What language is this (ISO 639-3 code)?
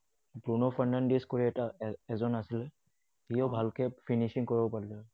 asm